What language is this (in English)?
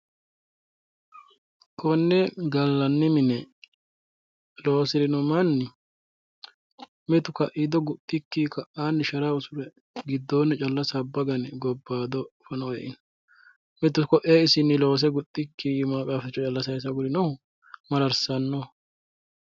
Sidamo